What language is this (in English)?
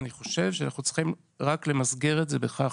Hebrew